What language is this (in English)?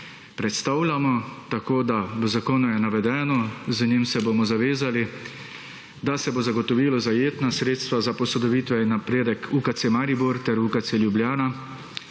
Slovenian